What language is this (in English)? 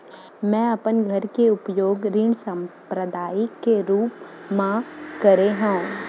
Chhattisgarhi